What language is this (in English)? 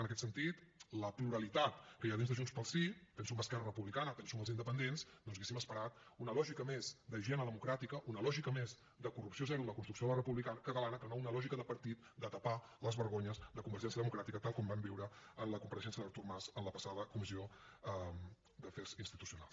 Catalan